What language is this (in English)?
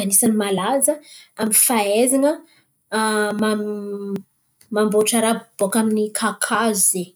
Antankarana Malagasy